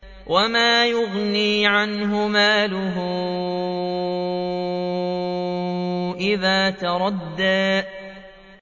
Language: Arabic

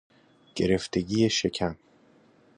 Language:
Persian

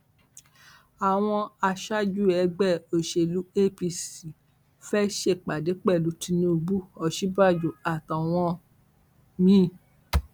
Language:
Yoruba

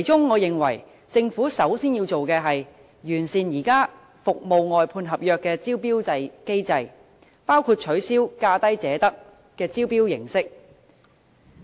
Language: Cantonese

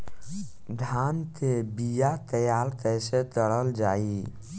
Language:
Bhojpuri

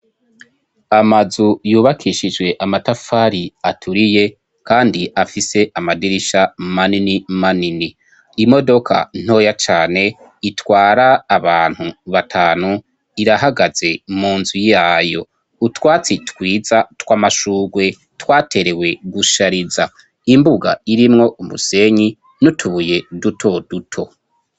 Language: Rundi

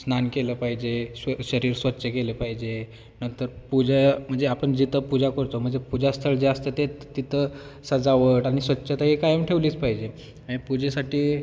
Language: Marathi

